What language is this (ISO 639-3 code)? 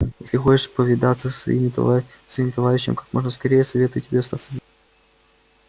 rus